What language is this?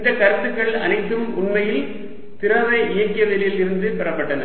Tamil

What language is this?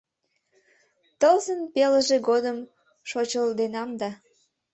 Mari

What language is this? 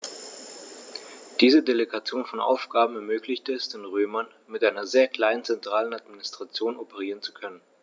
German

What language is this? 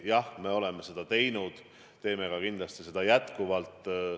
Estonian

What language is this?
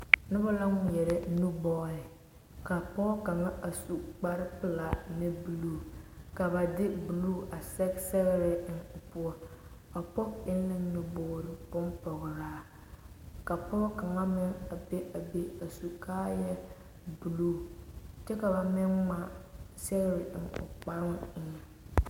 Southern Dagaare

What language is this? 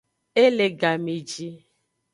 Aja (Benin)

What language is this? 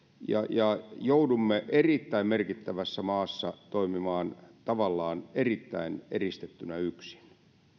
Finnish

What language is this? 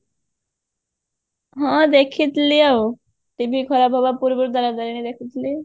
Odia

